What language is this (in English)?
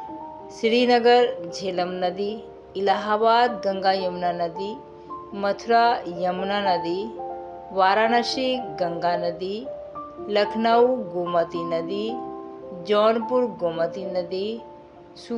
Hindi